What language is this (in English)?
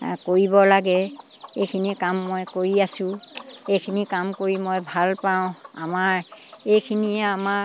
Assamese